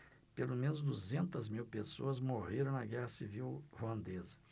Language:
Portuguese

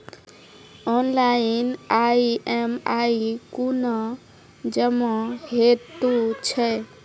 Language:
Maithili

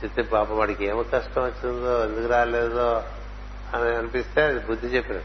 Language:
Telugu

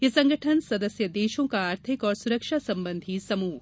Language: Hindi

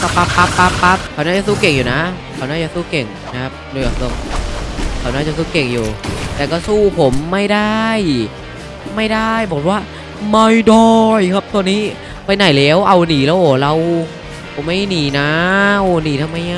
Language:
Thai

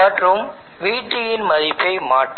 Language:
Tamil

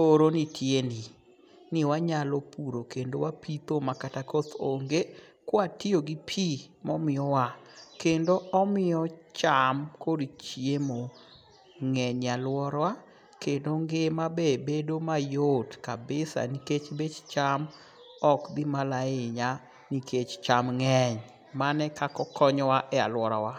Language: Luo (Kenya and Tanzania)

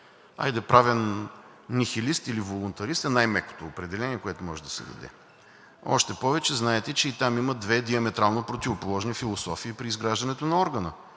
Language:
Bulgarian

